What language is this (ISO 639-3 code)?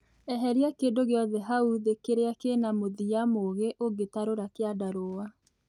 kik